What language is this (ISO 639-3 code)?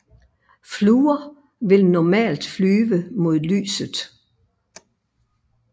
dan